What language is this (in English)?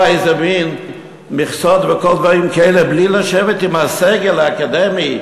Hebrew